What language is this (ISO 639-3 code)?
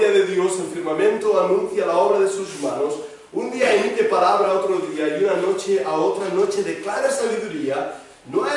spa